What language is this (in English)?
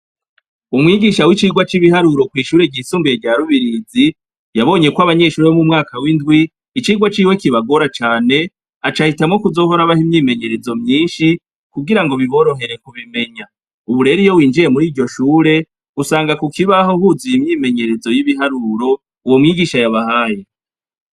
Rundi